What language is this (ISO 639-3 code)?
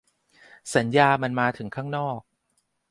tha